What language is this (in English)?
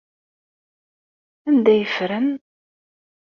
Kabyle